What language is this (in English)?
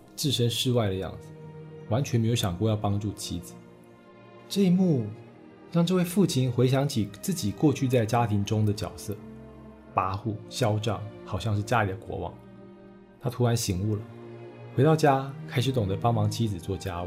Chinese